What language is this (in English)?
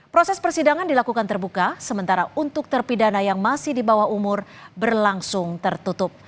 Indonesian